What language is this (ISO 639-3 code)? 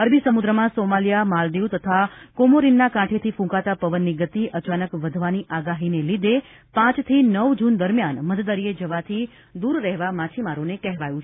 guj